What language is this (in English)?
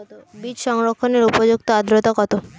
Bangla